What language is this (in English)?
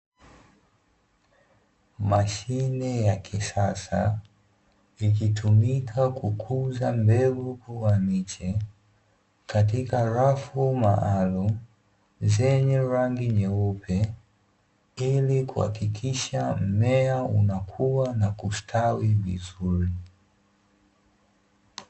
Swahili